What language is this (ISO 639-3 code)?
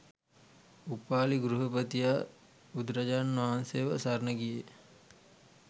sin